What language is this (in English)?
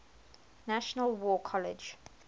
English